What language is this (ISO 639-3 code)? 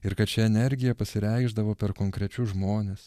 lit